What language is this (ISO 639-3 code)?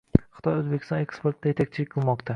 uzb